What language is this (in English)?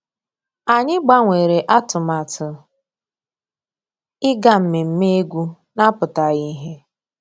Igbo